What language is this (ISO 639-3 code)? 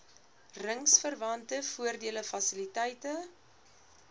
afr